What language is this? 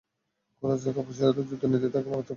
Bangla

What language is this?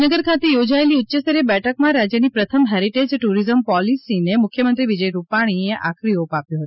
Gujarati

